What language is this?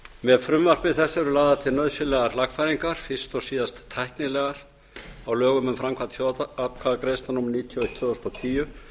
Icelandic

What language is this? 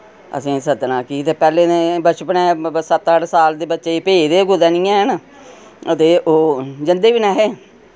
Dogri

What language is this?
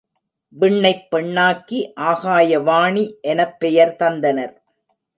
Tamil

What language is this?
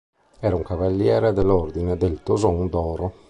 Italian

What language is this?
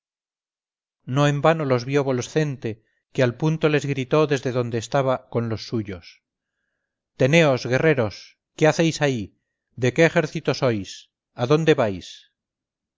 Spanish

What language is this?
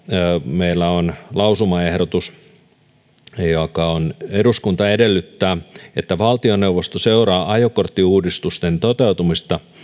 Finnish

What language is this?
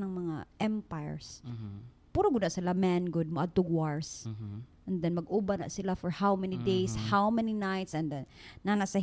Filipino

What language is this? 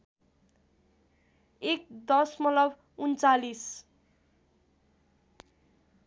Nepali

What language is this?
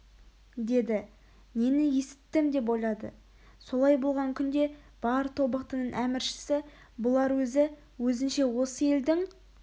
Kazakh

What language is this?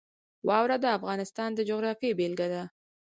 Pashto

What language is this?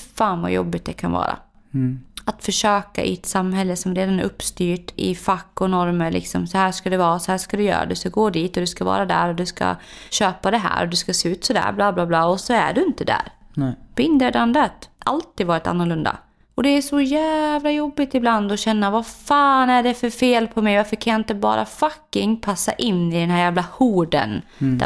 Swedish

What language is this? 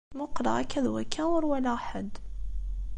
Kabyle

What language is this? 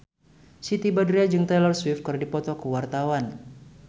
Sundanese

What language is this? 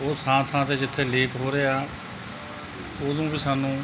Punjabi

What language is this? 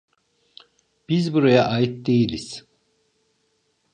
Turkish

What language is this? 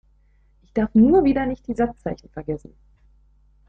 German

